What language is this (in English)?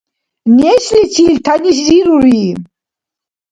Dargwa